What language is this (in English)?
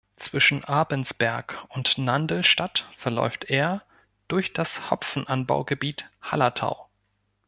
German